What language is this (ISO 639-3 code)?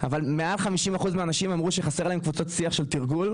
heb